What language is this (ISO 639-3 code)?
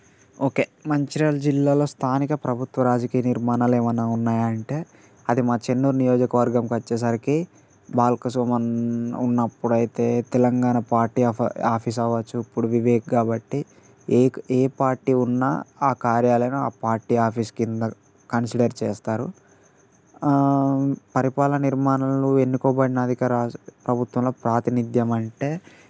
tel